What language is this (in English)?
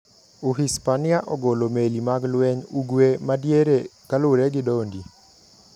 Luo (Kenya and Tanzania)